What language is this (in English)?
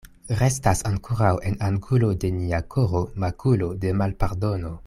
Esperanto